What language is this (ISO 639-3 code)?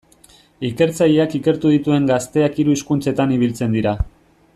eus